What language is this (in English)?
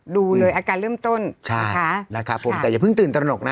Thai